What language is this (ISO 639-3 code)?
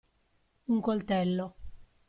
ita